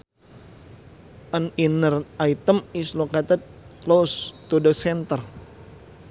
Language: Sundanese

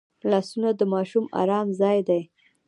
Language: Pashto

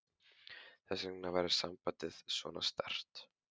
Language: Icelandic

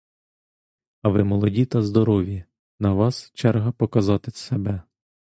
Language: Ukrainian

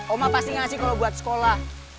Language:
Indonesian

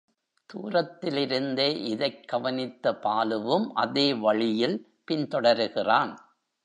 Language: Tamil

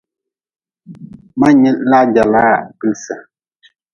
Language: Nawdm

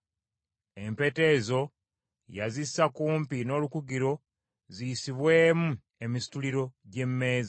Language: Ganda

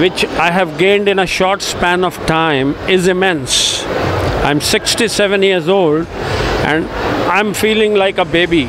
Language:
English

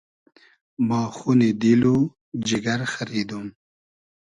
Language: Hazaragi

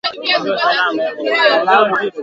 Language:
Swahili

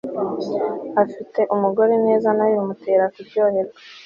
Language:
Kinyarwanda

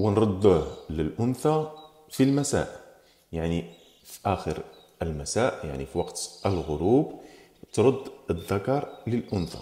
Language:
Arabic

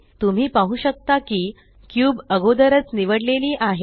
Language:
Marathi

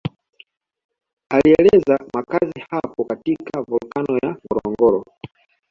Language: Swahili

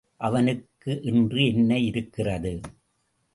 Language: Tamil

